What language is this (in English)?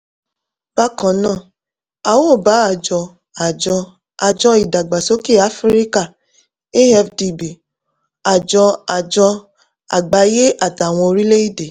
Yoruba